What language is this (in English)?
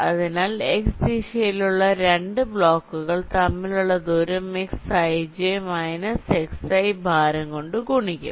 Malayalam